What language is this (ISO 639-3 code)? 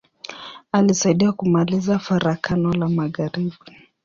swa